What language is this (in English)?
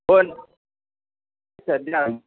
Marathi